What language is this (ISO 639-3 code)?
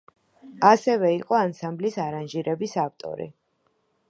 kat